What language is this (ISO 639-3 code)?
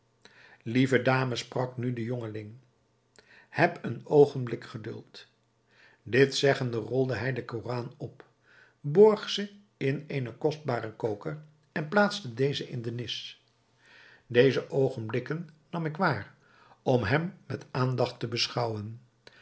nld